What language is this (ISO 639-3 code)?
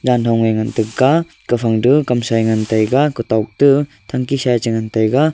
nnp